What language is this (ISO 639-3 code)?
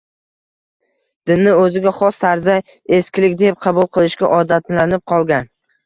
uzb